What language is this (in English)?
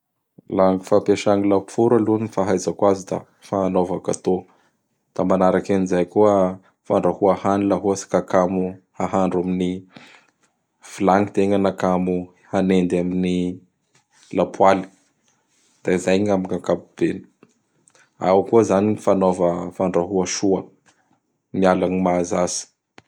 Bara Malagasy